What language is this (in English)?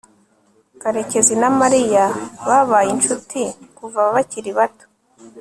Kinyarwanda